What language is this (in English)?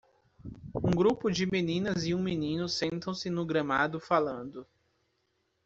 Portuguese